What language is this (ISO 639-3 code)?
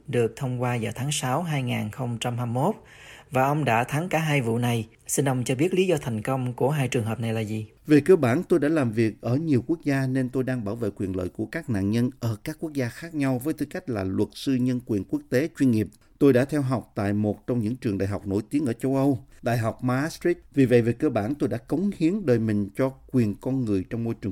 vie